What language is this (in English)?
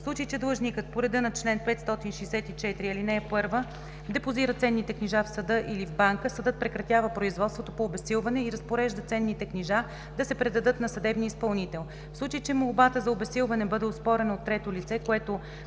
Bulgarian